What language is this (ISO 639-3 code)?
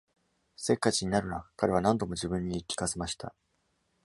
jpn